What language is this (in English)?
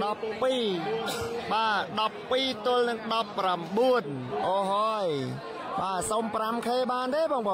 Thai